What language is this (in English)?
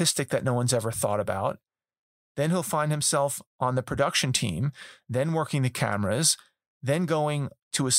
English